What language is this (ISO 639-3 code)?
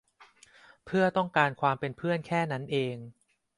tha